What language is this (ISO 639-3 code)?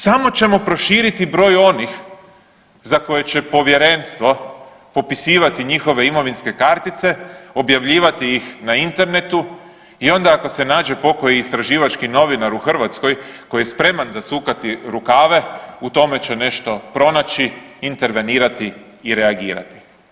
hrv